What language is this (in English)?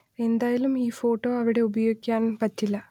Malayalam